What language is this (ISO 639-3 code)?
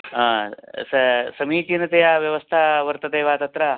san